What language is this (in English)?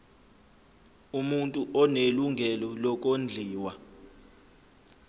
Zulu